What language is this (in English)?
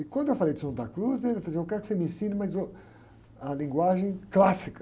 Portuguese